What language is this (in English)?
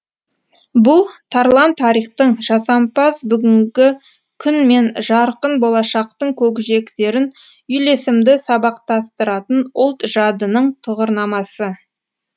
Kazakh